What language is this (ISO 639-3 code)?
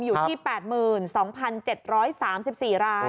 tha